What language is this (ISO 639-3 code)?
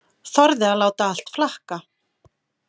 isl